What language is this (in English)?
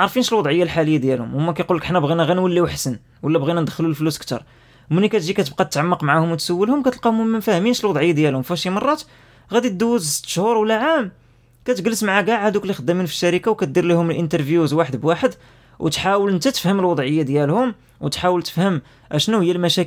Arabic